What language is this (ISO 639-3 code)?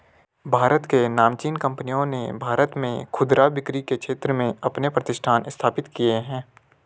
hin